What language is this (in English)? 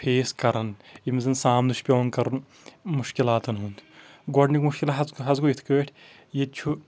Kashmiri